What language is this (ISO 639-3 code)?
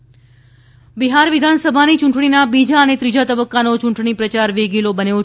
guj